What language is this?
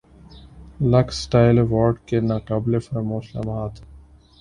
Urdu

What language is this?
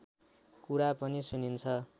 Nepali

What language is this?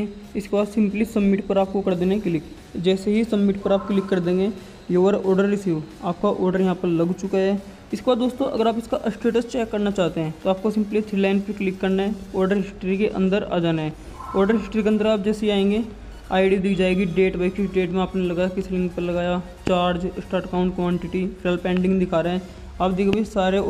Hindi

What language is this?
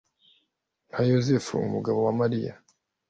Kinyarwanda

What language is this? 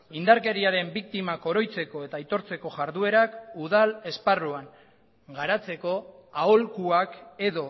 Basque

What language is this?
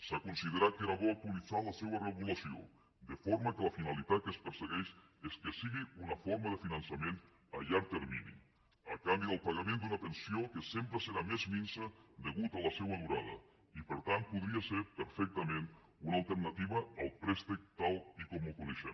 Catalan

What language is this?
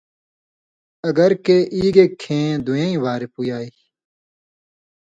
Indus Kohistani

